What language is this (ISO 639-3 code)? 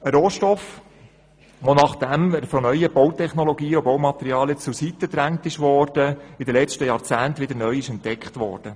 gsw